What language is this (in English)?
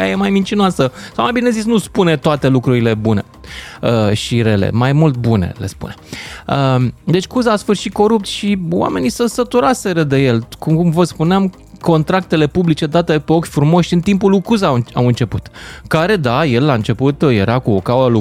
Romanian